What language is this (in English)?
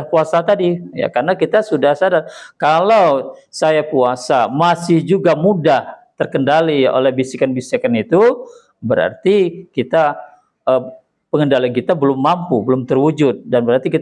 Indonesian